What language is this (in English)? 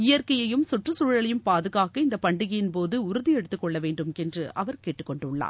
Tamil